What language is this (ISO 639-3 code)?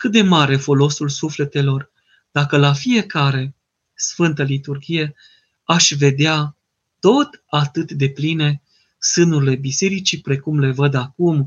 ron